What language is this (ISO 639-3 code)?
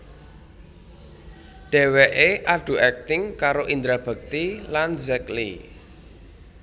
jav